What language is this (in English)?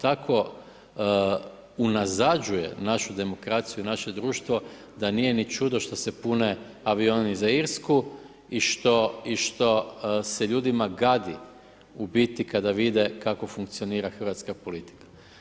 Croatian